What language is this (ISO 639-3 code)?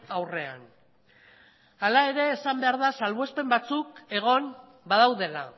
eus